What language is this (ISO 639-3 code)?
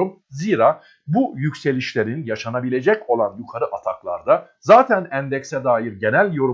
tur